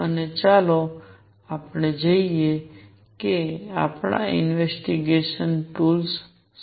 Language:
Gujarati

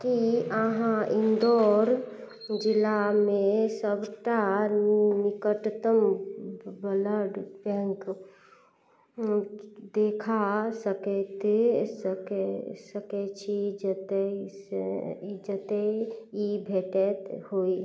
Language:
Maithili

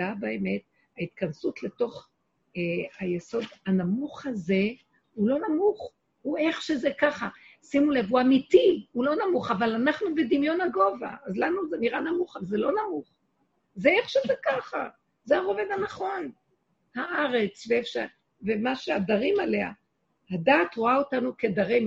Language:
Hebrew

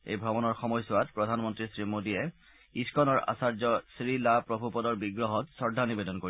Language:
Assamese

